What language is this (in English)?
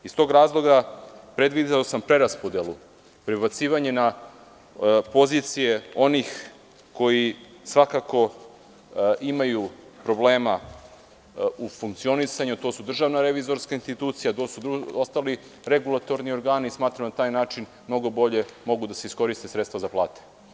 Serbian